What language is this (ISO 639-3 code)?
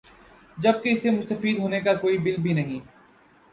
urd